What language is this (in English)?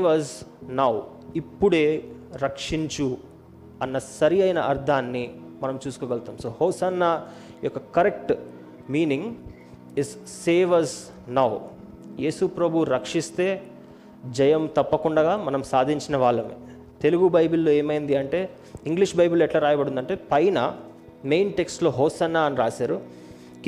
Telugu